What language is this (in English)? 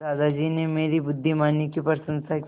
Hindi